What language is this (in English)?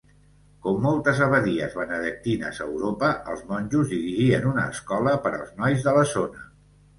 Catalan